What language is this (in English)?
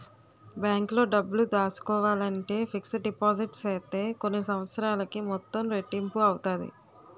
Telugu